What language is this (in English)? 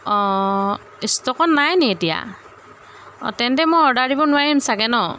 Assamese